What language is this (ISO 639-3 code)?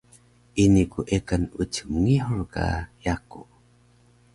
trv